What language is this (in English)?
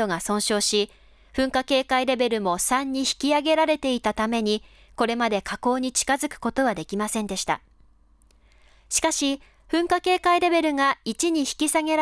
Japanese